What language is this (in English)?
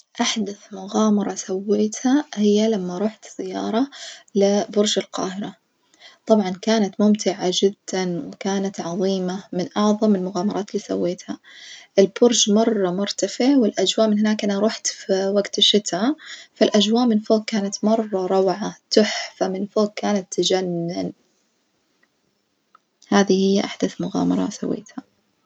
Najdi Arabic